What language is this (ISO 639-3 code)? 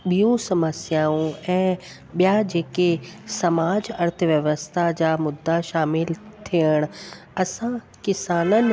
snd